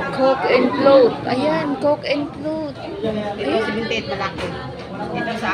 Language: Filipino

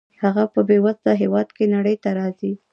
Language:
Pashto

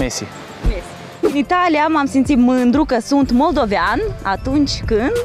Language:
Romanian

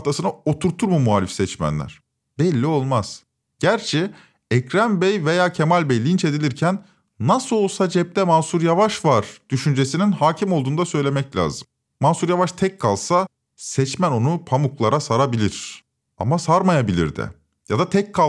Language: Turkish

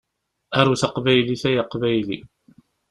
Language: Kabyle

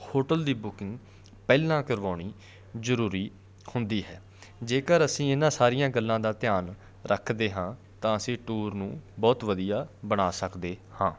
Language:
Punjabi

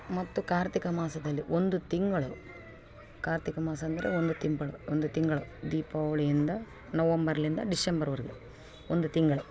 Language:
Kannada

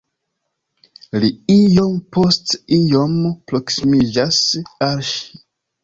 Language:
Esperanto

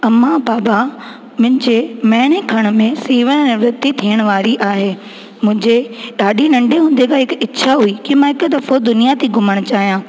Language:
Sindhi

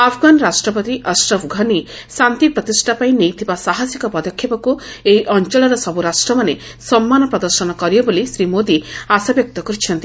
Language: Odia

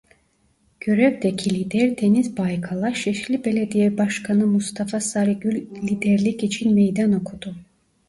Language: Turkish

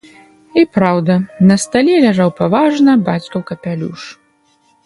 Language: Belarusian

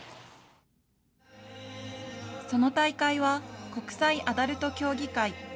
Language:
Japanese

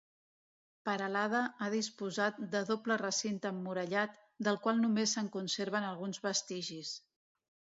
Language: Catalan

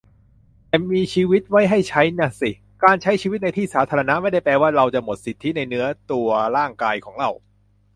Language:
Thai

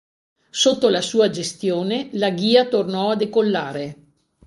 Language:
Italian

